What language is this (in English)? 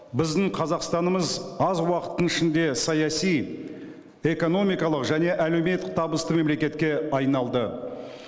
Kazakh